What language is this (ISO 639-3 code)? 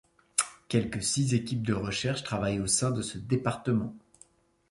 fra